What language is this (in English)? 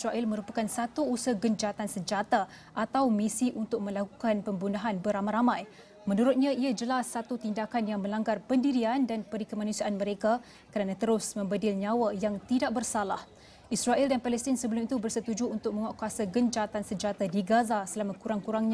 Malay